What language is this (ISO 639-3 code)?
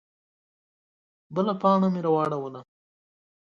pus